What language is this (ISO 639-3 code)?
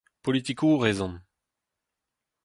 bre